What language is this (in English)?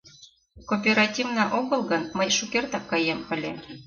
Mari